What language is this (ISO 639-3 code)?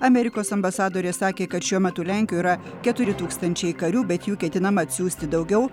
lit